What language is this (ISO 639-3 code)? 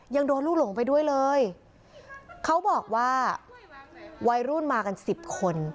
tha